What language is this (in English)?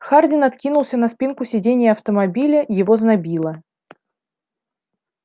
Russian